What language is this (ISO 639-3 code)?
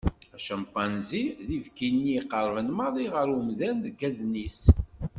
kab